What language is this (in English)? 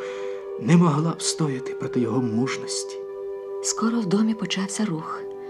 Ukrainian